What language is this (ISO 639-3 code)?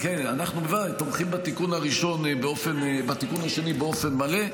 heb